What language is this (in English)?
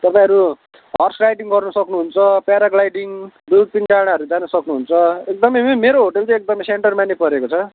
Nepali